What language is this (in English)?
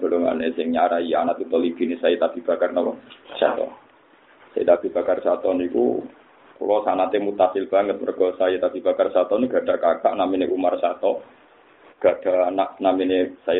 Malay